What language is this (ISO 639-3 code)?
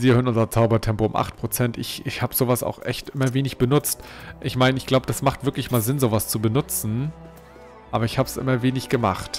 deu